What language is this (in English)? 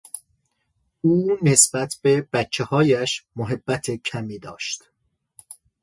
Persian